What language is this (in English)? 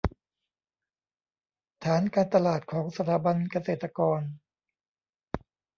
Thai